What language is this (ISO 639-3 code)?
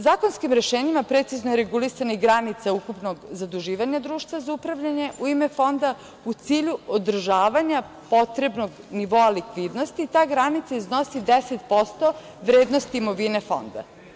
srp